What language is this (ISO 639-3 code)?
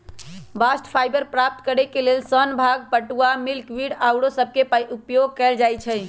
mag